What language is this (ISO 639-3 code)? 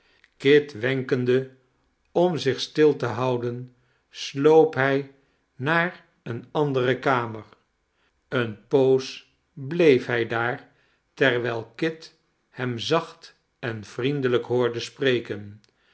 nld